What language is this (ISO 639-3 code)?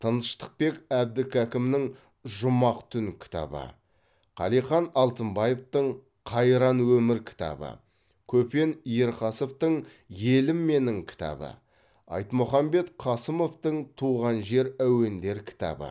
kaz